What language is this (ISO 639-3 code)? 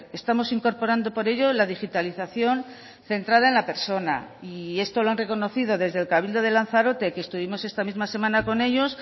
spa